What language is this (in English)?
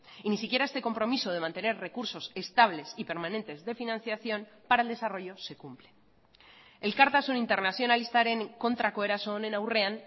Spanish